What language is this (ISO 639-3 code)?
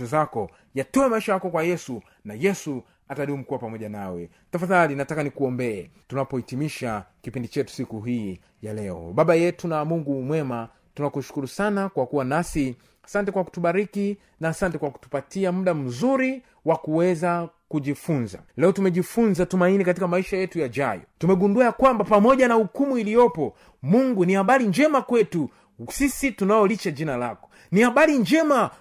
swa